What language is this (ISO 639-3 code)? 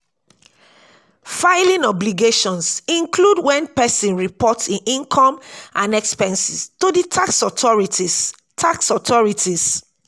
pcm